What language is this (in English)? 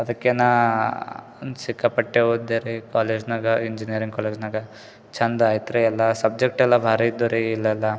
Kannada